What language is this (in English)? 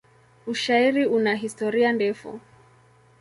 Swahili